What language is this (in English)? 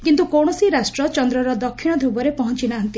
Odia